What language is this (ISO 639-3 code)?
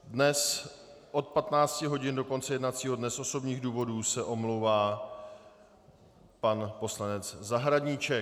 ces